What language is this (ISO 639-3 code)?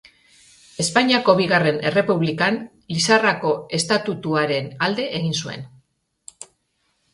eus